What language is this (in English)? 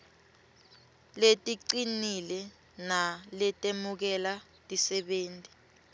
Swati